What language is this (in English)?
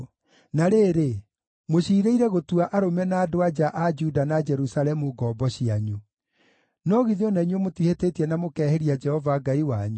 Kikuyu